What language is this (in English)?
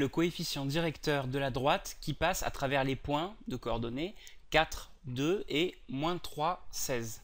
French